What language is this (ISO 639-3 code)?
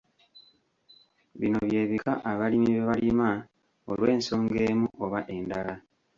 lug